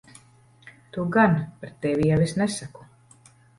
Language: Latvian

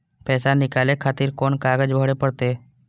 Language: Maithili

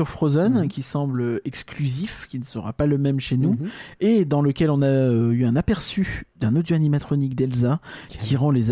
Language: French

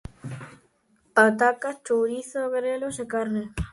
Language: Galician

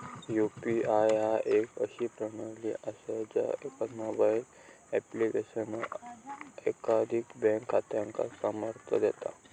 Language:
Marathi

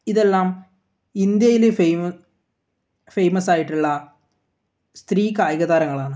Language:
Malayalam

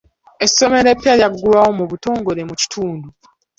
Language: Ganda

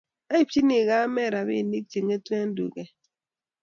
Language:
Kalenjin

